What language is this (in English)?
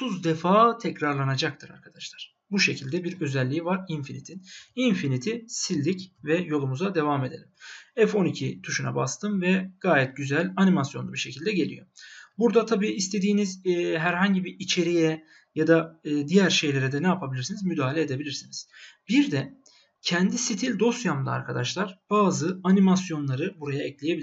Turkish